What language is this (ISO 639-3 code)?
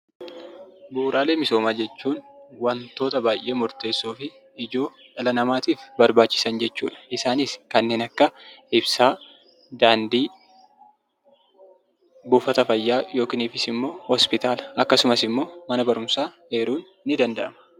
orm